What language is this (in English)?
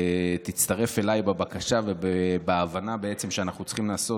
Hebrew